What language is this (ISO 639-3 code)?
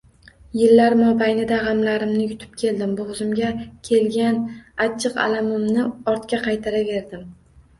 uzb